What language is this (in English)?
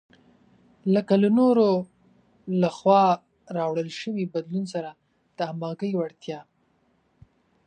Pashto